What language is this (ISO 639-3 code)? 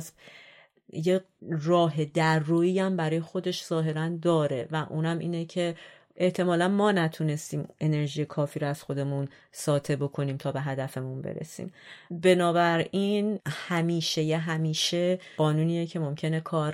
fas